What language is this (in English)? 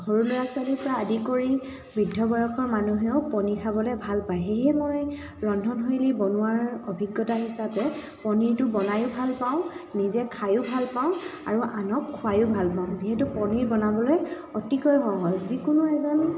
Assamese